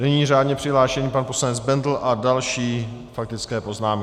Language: Czech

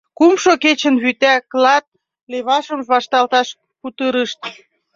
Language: Mari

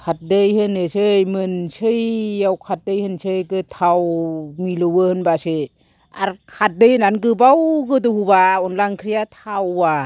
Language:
Bodo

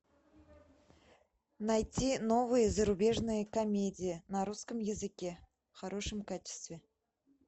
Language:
Russian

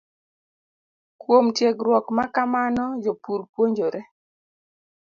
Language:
Luo (Kenya and Tanzania)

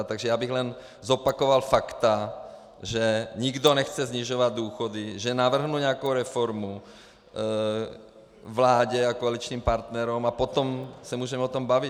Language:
Czech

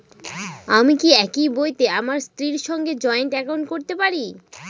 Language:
Bangla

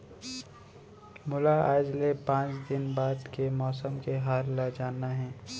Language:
Chhattisgarhi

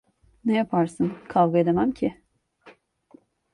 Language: Turkish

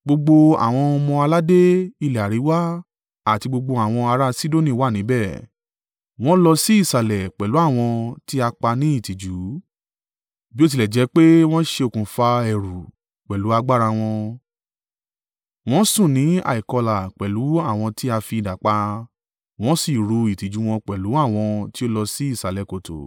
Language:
Yoruba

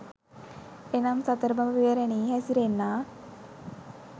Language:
Sinhala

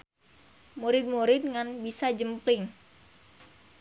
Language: Sundanese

